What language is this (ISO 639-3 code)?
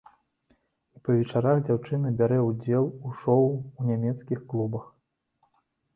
bel